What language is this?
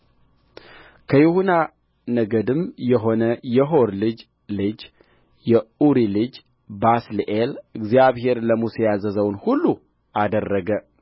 Amharic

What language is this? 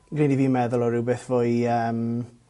Welsh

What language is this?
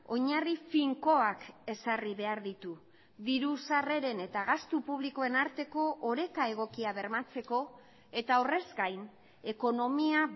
Basque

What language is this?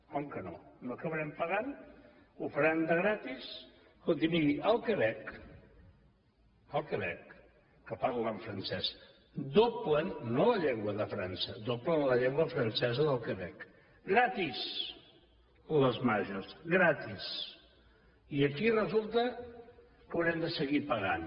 Catalan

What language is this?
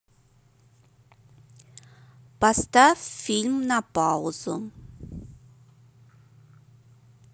Russian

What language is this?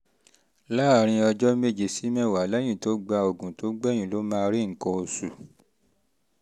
Yoruba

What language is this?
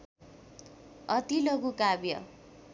Nepali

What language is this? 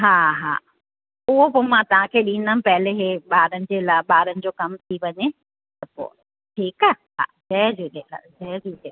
Sindhi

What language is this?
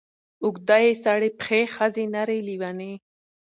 Pashto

